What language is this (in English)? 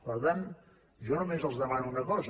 Catalan